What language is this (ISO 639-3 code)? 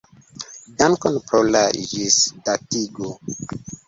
epo